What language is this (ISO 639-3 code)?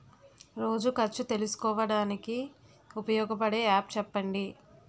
tel